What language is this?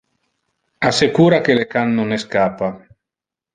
Interlingua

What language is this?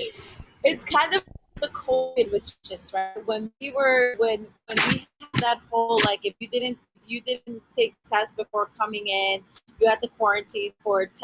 English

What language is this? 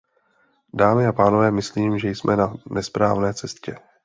Czech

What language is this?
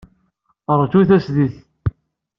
Kabyle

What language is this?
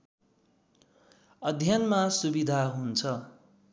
Nepali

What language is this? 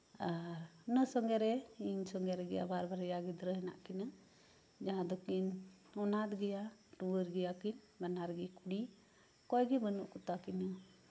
Santali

